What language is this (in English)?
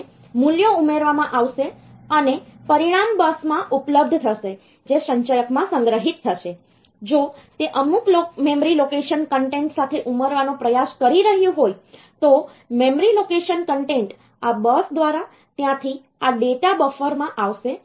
Gujarati